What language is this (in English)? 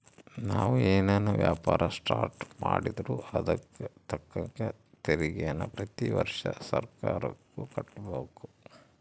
Kannada